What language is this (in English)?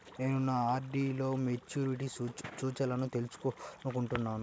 Telugu